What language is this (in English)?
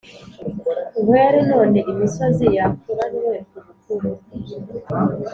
Kinyarwanda